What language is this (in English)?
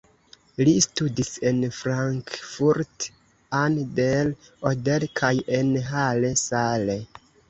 Esperanto